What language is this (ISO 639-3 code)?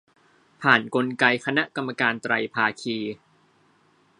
tha